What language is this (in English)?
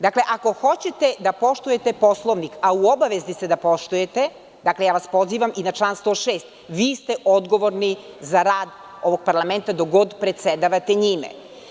Serbian